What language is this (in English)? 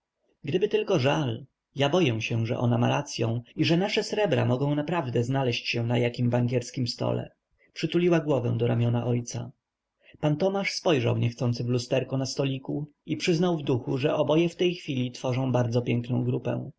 Polish